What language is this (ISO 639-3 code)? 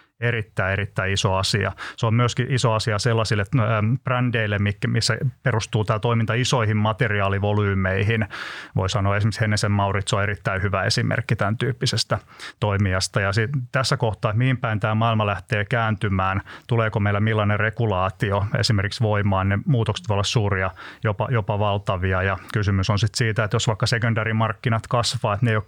fin